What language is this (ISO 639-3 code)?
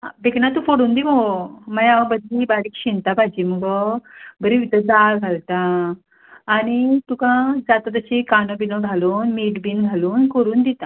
kok